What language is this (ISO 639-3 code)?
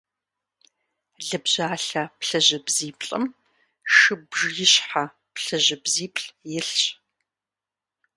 kbd